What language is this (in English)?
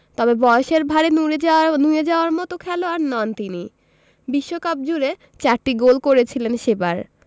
Bangla